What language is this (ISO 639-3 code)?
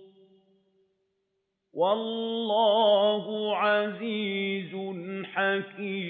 ara